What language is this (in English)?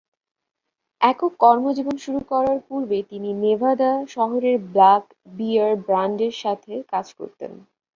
Bangla